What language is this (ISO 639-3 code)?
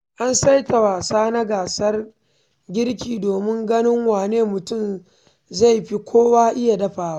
hau